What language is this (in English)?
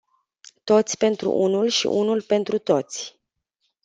Romanian